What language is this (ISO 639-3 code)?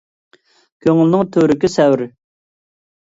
uig